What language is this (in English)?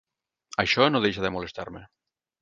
Catalan